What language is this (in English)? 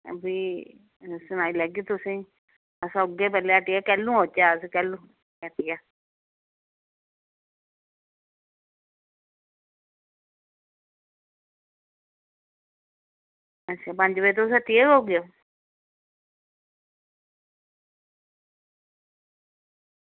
Dogri